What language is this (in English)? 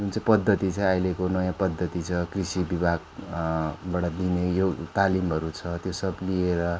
Nepali